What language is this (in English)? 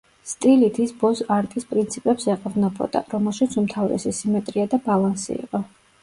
Georgian